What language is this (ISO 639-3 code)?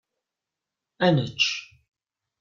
kab